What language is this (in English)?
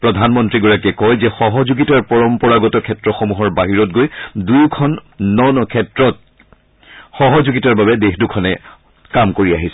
Assamese